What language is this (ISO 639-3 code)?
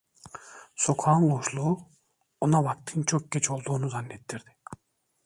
tur